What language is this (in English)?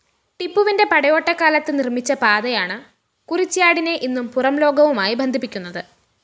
Malayalam